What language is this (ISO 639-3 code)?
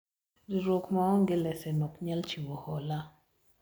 luo